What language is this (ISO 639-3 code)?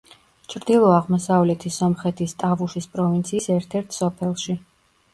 kat